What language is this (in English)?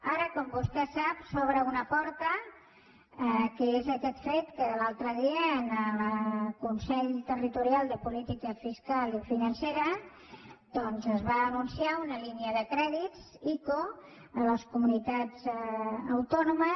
Catalan